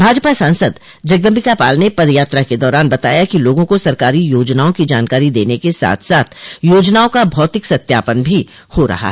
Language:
Hindi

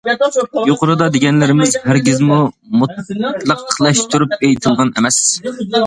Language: Uyghur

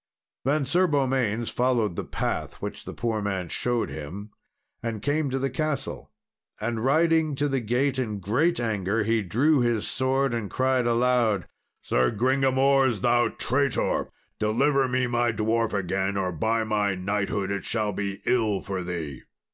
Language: English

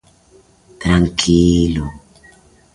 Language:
Galician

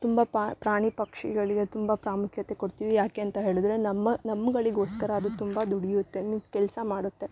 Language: Kannada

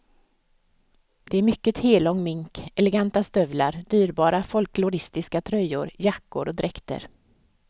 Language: Swedish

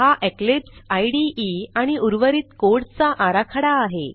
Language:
Marathi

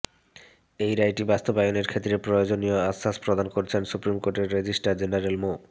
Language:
Bangla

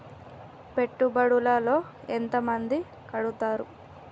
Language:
Telugu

